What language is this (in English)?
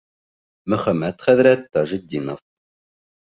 Bashkir